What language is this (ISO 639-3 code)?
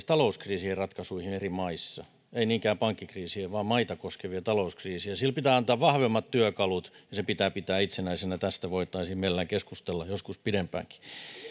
fin